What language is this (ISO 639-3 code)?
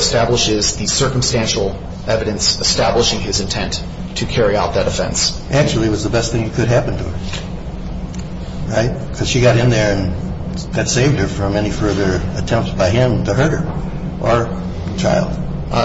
eng